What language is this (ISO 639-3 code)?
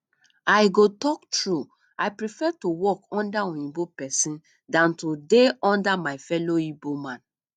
pcm